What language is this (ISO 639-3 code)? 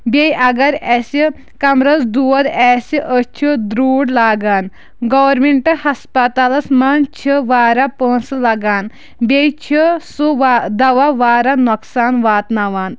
kas